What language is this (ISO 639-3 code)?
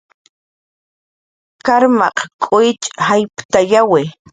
jqr